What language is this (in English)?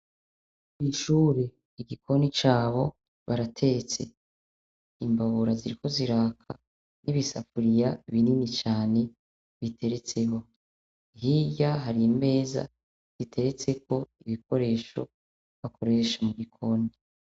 Rundi